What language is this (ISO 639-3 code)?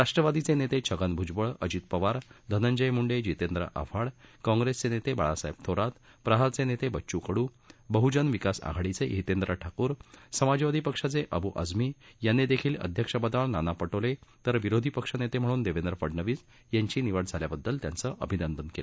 mar